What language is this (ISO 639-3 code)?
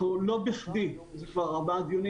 heb